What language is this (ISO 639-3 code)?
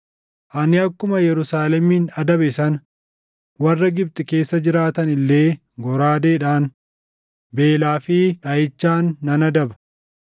orm